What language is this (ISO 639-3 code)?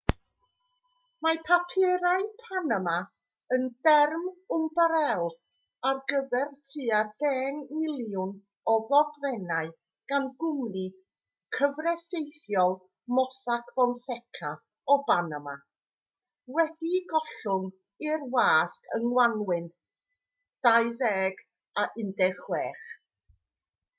cym